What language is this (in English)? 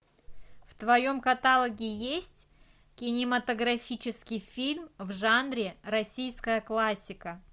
Russian